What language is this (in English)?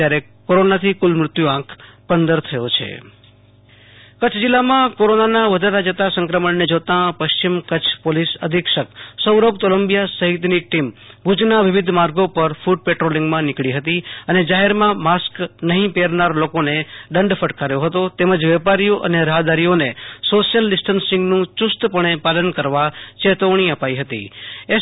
Gujarati